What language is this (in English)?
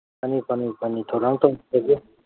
Manipuri